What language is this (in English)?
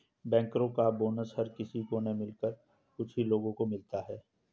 Hindi